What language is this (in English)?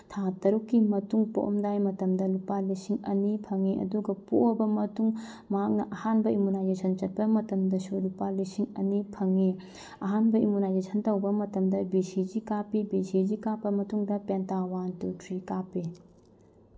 Manipuri